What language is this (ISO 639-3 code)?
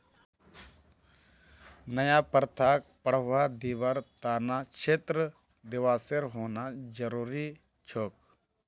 mag